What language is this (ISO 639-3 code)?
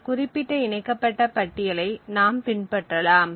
tam